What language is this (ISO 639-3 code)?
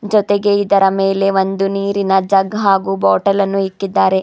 kan